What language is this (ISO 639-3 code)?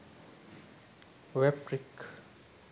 sin